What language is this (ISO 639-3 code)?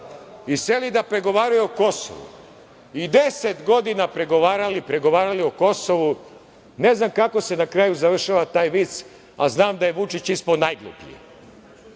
srp